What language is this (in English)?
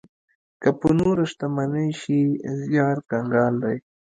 Pashto